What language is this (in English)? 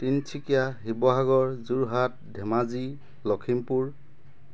Assamese